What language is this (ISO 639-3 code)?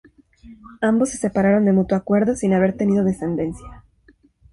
spa